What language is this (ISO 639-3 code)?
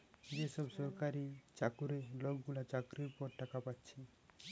ben